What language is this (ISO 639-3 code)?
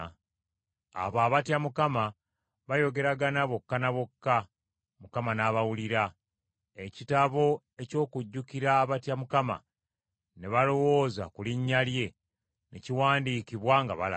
lug